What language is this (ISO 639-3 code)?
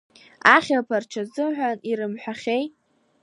abk